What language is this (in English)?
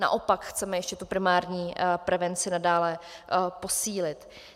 Czech